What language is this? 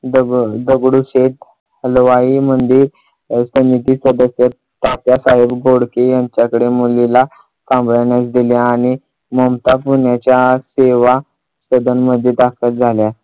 Marathi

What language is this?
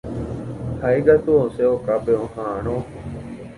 Guarani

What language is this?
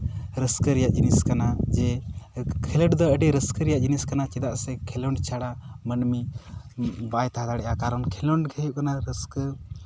Santali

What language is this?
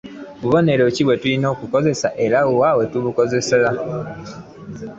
Ganda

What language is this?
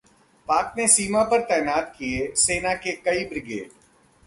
Hindi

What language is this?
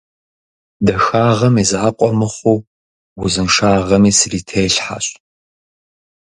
Kabardian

